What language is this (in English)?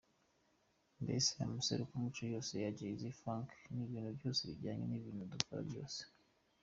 Kinyarwanda